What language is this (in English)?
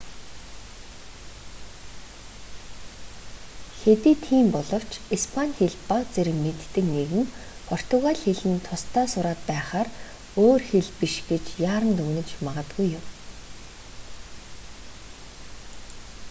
Mongolian